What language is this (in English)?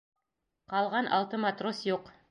Bashkir